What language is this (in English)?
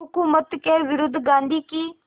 Hindi